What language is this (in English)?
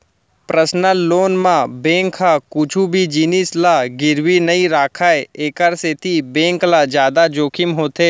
Chhattisgarhi